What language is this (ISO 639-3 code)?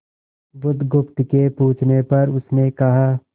hin